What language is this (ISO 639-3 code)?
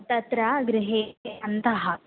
san